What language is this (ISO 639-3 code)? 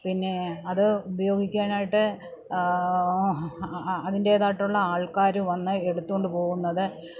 mal